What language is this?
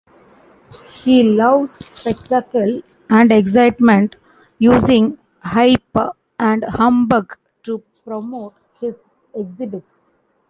English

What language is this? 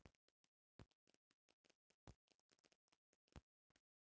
Bhojpuri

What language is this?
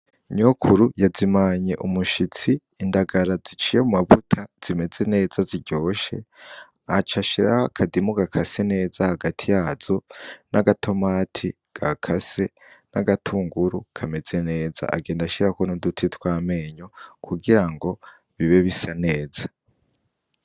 Rundi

